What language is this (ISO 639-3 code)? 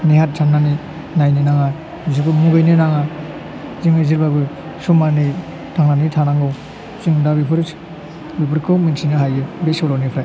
brx